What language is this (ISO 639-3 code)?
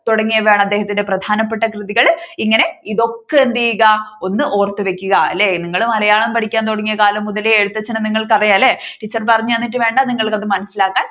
mal